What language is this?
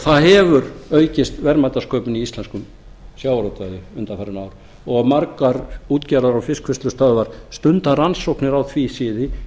Icelandic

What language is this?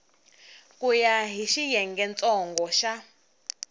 Tsonga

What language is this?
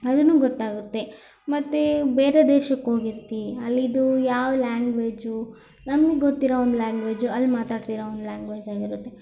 Kannada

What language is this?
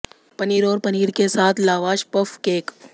Hindi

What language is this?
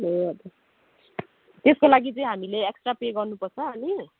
Nepali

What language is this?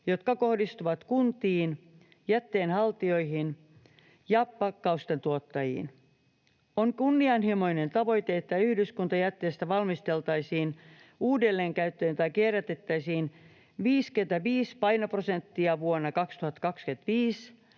Finnish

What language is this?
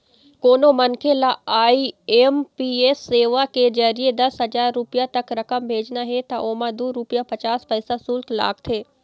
Chhattisgarhi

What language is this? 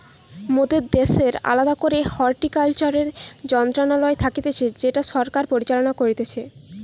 Bangla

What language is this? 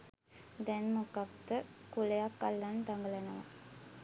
Sinhala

